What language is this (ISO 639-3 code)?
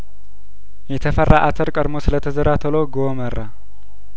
amh